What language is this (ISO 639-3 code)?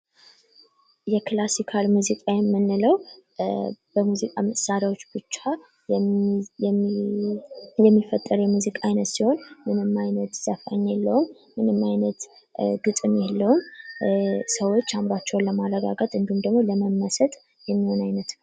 amh